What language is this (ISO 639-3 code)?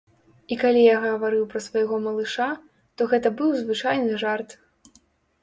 bel